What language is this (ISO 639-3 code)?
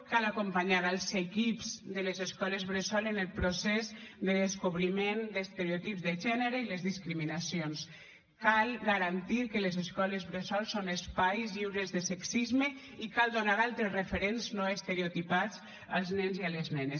cat